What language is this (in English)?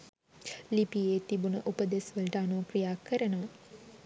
Sinhala